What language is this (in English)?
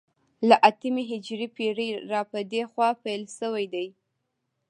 Pashto